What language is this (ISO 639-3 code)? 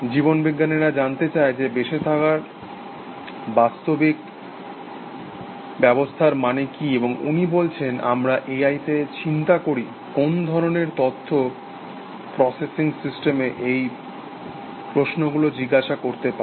ben